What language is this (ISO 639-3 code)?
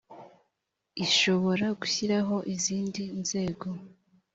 kin